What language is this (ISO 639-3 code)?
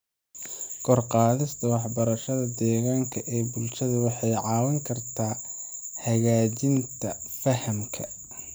som